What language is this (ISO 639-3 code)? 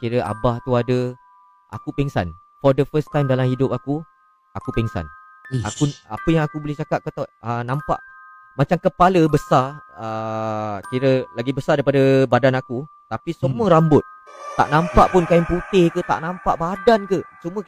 msa